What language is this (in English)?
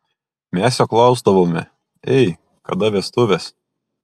Lithuanian